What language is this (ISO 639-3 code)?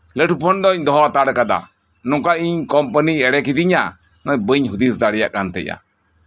sat